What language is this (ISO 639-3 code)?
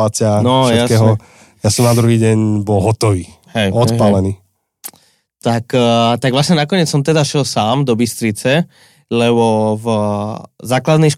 slk